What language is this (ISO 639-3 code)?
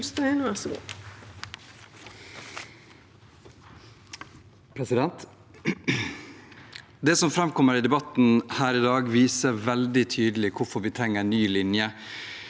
nor